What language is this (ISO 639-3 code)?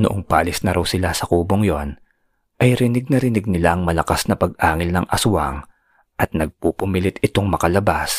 fil